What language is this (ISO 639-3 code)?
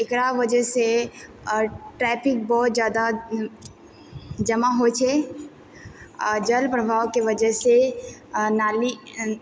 mai